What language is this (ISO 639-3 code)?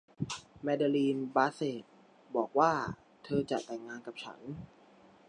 tha